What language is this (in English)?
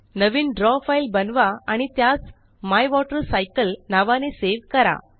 Marathi